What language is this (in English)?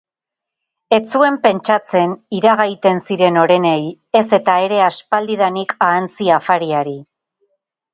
Basque